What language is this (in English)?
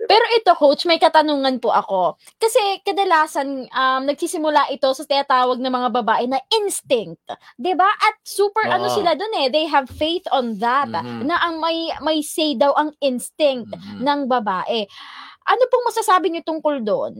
Filipino